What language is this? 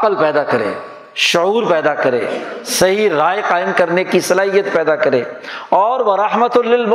Urdu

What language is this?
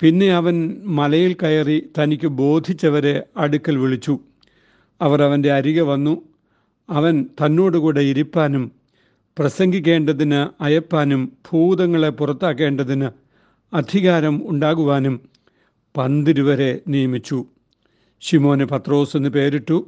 Malayalam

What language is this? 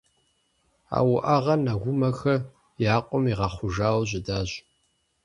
Kabardian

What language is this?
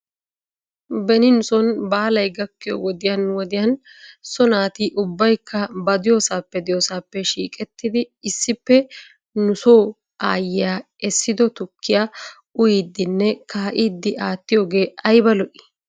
Wolaytta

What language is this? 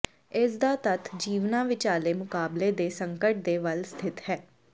Punjabi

